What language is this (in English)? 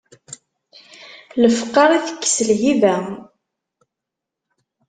Kabyle